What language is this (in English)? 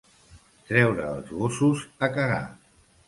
Catalan